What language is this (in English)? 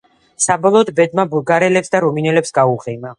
Georgian